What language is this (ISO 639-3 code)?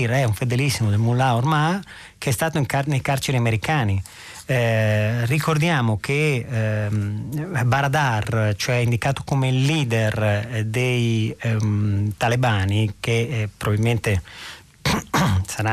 ita